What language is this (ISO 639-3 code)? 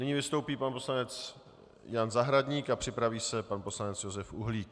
ces